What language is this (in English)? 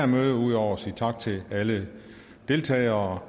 Danish